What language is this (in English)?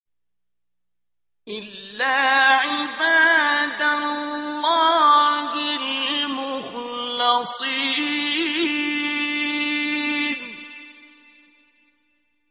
Arabic